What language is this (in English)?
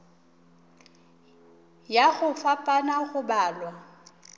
Northern Sotho